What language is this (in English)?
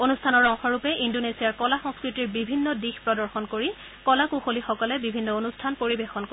Assamese